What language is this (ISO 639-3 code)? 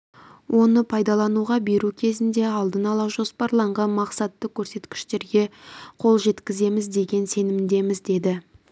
kaz